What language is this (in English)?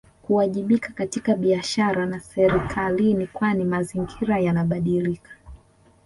Swahili